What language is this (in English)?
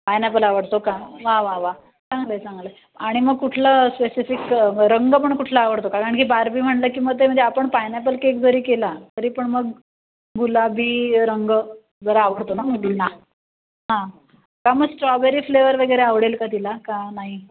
Marathi